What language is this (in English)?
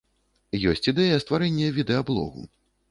Belarusian